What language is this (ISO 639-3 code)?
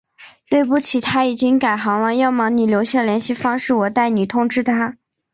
zho